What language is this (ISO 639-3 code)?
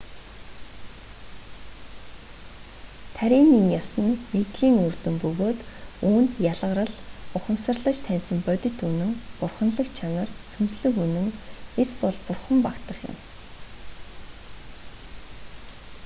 mon